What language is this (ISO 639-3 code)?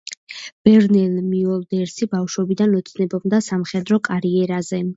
kat